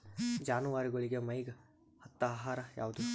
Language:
Kannada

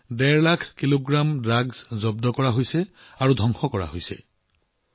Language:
Assamese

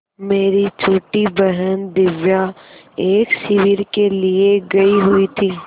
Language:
Hindi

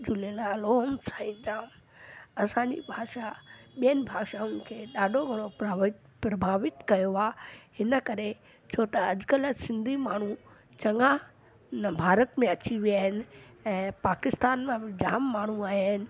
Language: Sindhi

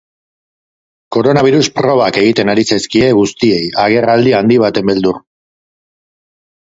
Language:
Basque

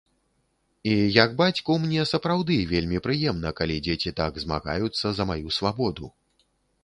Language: Belarusian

